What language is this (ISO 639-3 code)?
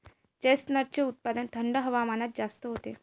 mar